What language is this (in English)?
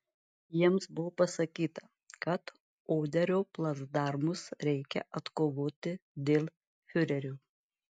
Lithuanian